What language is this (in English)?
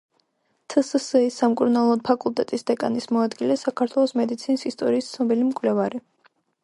Georgian